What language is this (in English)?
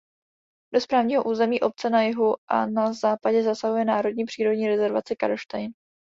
Czech